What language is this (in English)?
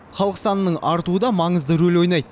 Kazakh